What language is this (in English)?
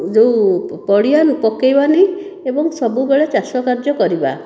Odia